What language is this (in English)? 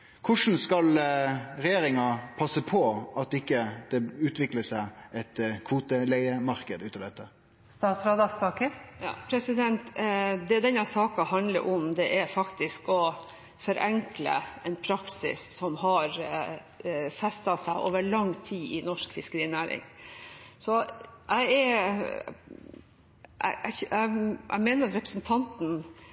Norwegian